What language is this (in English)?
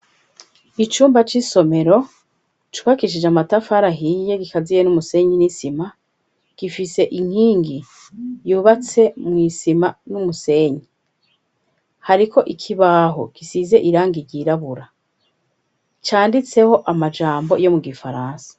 Rundi